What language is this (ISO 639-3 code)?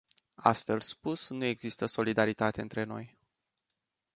ron